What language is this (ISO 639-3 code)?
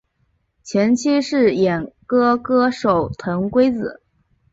zho